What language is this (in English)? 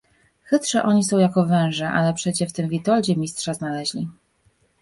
Polish